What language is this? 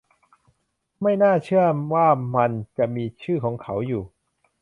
Thai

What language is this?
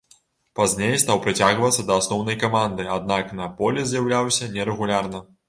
Belarusian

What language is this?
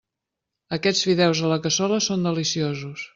Catalan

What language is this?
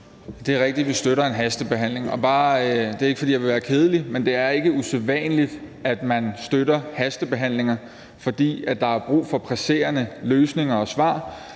Danish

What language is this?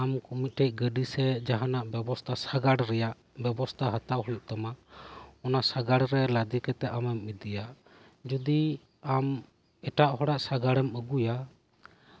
Santali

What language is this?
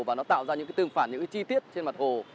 Vietnamese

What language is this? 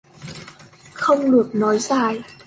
Vietnamese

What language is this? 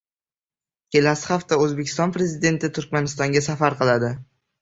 Uzbek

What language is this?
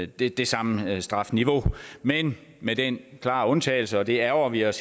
Danish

